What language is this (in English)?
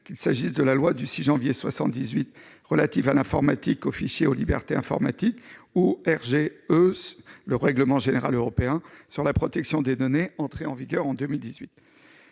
French